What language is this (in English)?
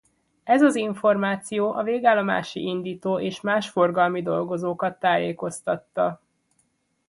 Hungarian